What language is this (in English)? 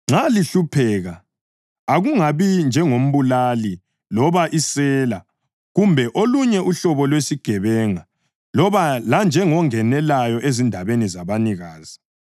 North Ndebele